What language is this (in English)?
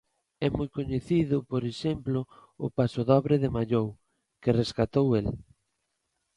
Galician